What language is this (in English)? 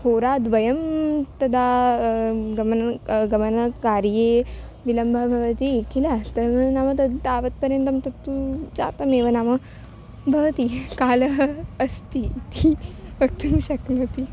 Sanskrit